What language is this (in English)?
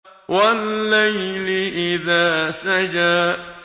Arabic